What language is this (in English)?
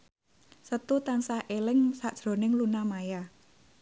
Javanese